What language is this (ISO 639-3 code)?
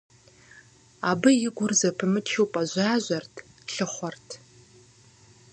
kbd